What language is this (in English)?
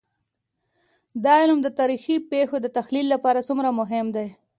Pashto